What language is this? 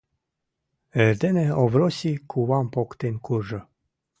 Mari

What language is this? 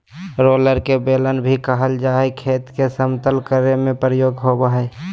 Magahi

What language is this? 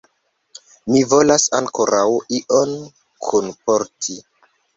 Esperanto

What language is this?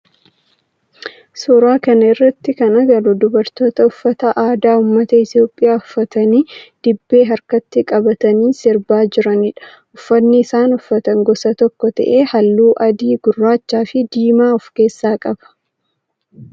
Oromo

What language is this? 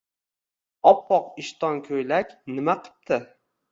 Uzbek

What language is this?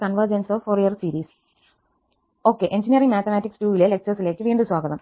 Malayalam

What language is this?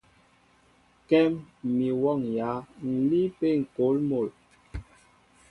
Mbo (Cameroon)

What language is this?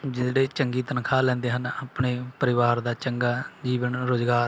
Punjabi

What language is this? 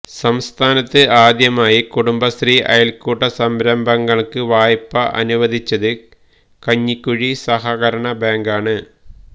Malayalam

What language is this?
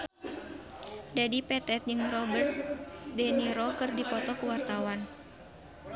Sundanese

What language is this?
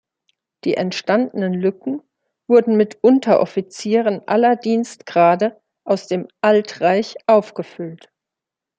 German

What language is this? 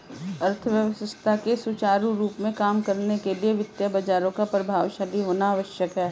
Hindi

